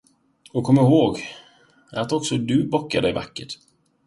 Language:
Swedish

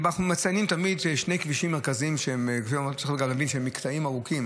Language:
Hebrew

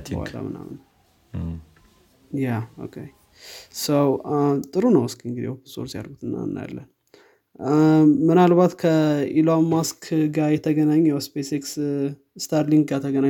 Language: Amharic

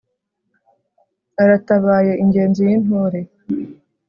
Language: Kinyarwanda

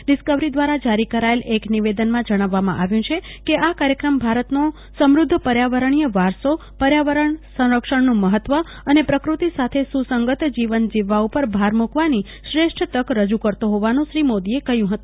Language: Gujarati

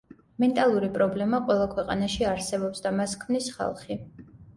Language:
Georgian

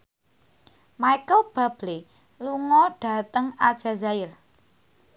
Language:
Javanese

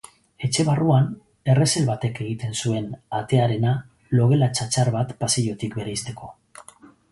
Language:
Basque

